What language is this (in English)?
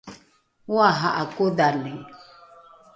Rukai